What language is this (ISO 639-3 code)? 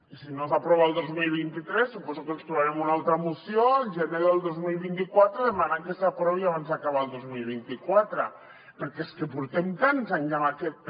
cat